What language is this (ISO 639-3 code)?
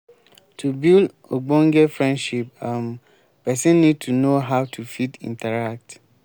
pcm